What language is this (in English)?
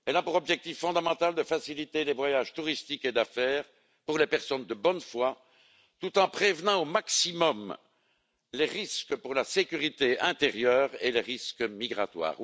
French